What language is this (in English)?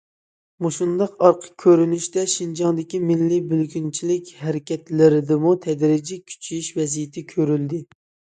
Uyghur